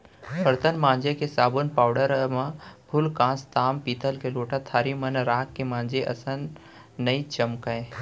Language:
Chhattisgarhi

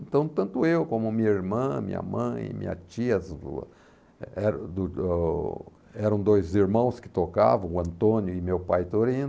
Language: Portuguese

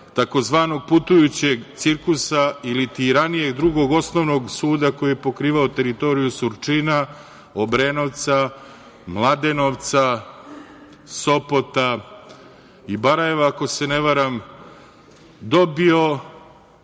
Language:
Serbian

